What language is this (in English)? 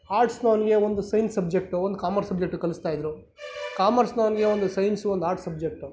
Kannada